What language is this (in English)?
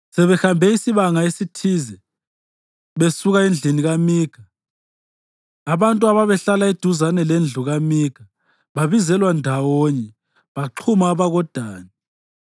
North Ndebele